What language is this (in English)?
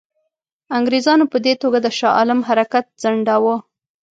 Pashto